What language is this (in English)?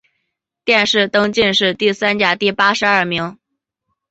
Chinese